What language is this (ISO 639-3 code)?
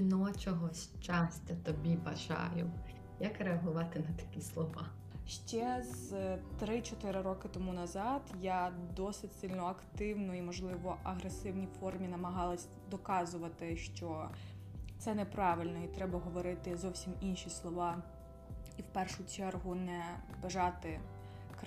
ukr